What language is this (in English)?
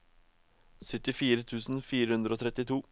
Norwegian